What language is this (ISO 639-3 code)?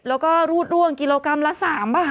tha